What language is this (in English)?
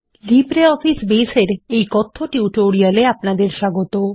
Bangla